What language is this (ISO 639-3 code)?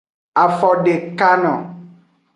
ajg